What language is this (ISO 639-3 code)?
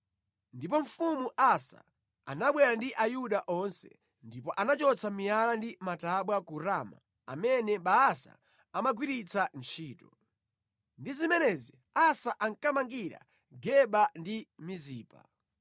nya